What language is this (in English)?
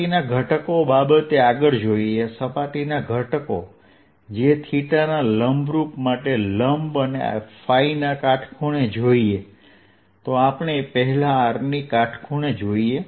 Gujarati